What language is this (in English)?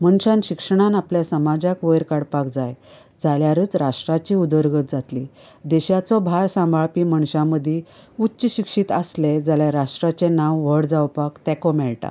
Konkani